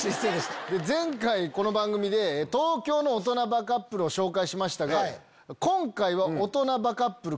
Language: Japanese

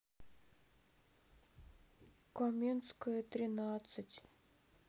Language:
Russian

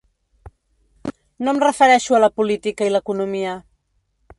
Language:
Catalan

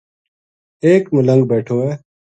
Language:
Gujari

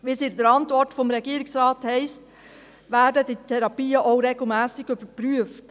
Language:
Swiss German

